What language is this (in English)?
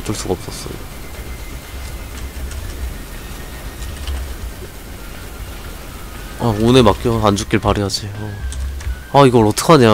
Korean